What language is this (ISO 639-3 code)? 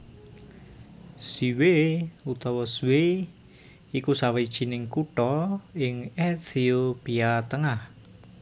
jav